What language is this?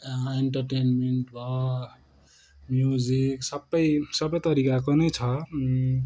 Nepali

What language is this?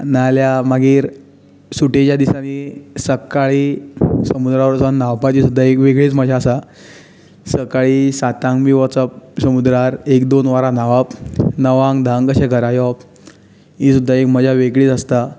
Konkani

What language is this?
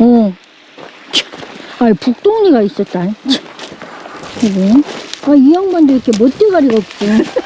Korean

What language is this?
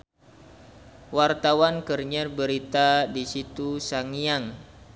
Sundanese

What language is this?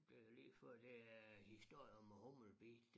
Danish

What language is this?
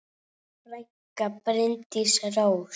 Icelandic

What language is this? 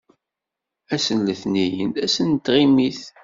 Kabyle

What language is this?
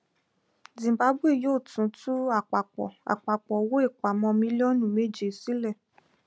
Yoruba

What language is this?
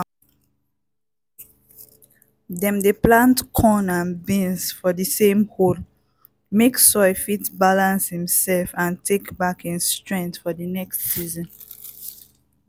Nigerian Pidgin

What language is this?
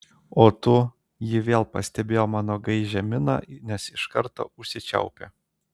Lithuanian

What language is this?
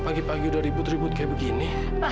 Indonesian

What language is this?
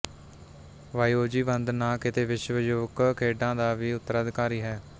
Punjabi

